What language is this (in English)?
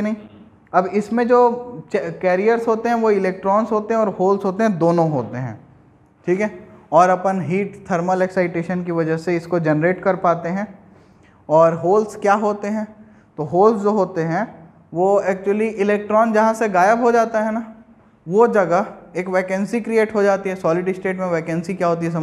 Hindi